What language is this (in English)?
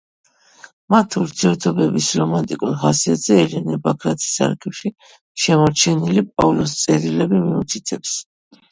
Georgian